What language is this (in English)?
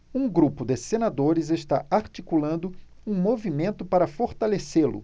Portuguese